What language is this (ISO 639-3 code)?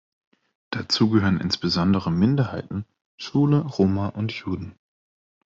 deu